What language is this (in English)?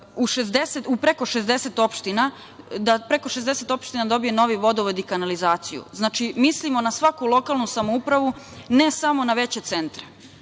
Serbian